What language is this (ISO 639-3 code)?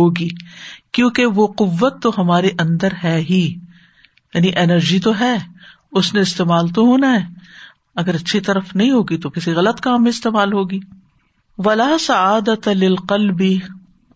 urd